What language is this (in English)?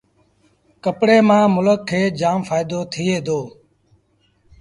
Sindhi Bhil